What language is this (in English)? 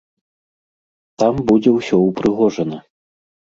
Belarusian